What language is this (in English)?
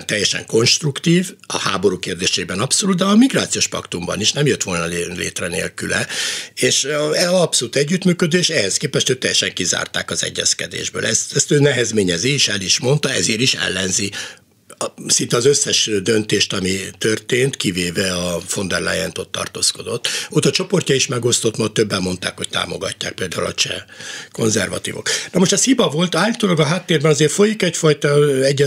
Hungarian